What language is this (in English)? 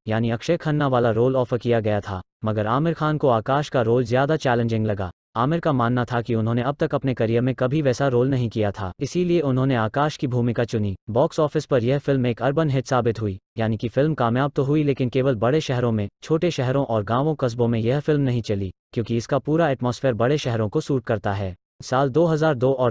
Hindi